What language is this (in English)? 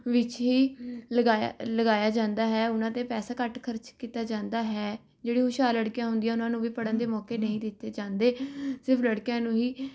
Punjabi